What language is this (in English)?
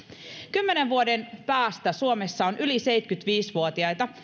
Finnish